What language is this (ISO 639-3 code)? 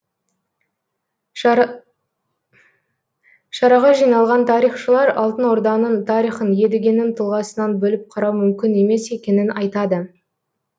kaz